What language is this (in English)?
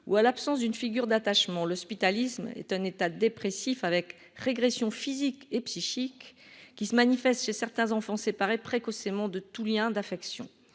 French